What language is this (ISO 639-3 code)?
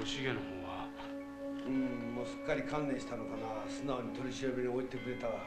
jpn